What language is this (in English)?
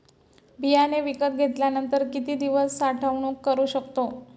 Marathi